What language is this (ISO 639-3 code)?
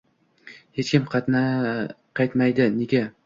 uzb